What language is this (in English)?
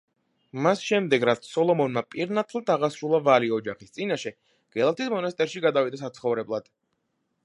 Georgian